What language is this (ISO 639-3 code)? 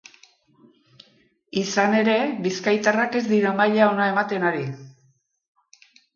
eus